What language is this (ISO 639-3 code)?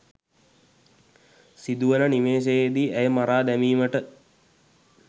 sin